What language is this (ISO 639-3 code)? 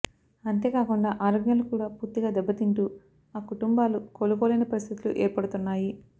tel